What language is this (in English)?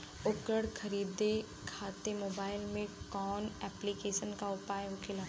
Bhojpuri